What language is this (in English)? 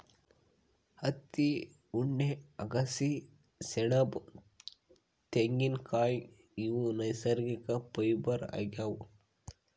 Kannada